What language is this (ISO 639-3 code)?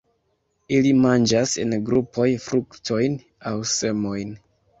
epo